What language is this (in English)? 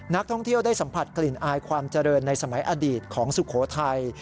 Thai